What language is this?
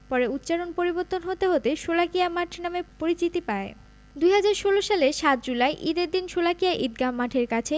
Bangla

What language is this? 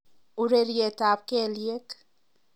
Kalenjin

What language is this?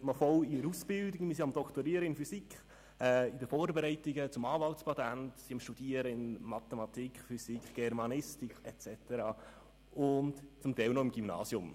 Swiss German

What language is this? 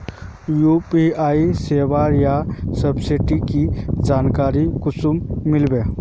Magahi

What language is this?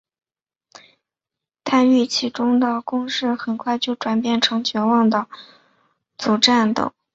Chinese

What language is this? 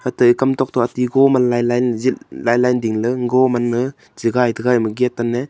Wancho Naga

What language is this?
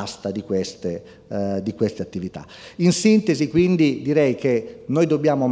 Italian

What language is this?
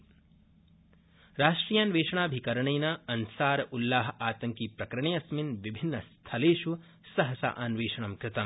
Sanskrit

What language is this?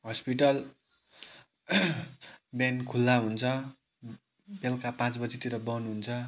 Nepali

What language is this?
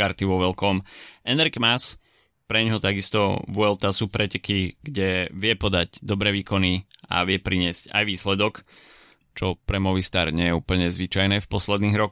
Slovak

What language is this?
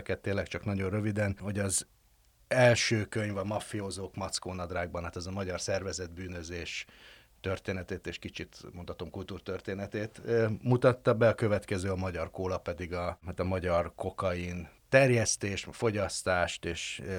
Hungarian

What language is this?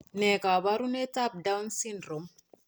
Kalenjin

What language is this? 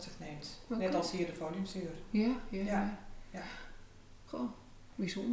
Dutch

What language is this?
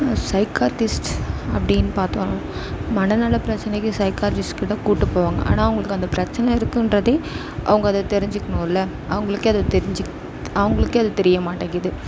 Tamil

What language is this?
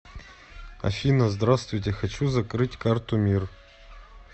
Russian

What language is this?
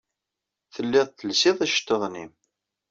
Kabyle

